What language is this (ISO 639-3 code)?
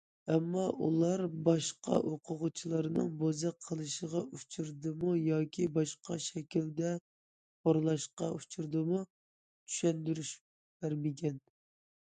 uig